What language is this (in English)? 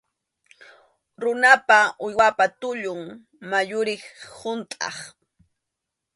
Arequipa-La Unión Quechua